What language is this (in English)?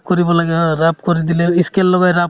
Assamese